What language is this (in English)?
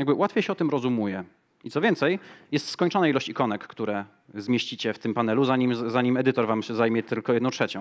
Polish